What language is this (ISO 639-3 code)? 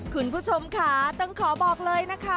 tha